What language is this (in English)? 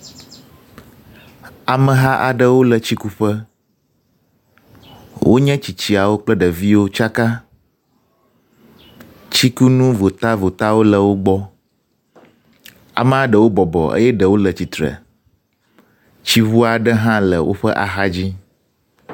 Ewe